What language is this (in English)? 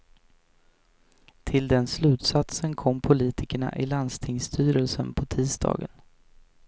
Swedish